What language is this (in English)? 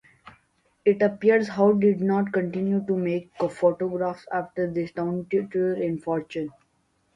English